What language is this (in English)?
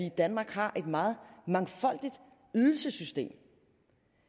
Danish